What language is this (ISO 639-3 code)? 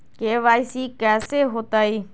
mag